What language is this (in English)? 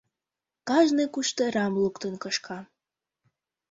Mari